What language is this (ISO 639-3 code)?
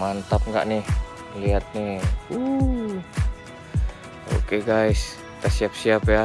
ind